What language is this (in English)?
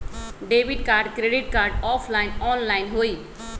Magahi